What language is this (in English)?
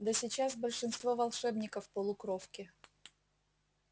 Russian